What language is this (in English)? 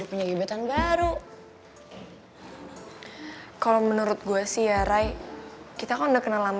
Indonesian